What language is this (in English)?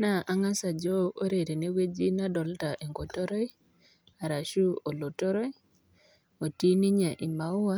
Masai